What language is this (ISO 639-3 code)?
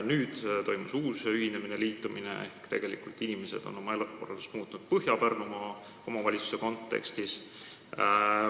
est